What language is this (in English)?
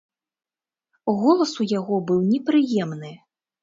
Belarusian